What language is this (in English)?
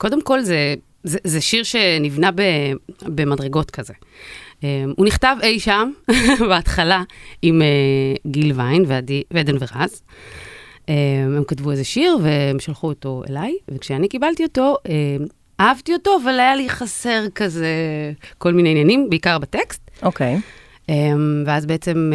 Hebrew